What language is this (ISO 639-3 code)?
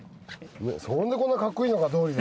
jpn